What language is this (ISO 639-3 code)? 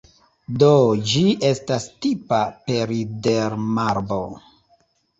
epo